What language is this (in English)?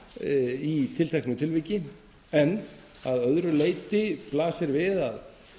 Icelandic